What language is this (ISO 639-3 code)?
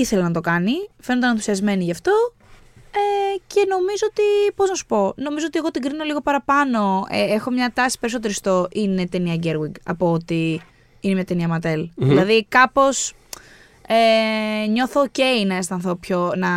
ell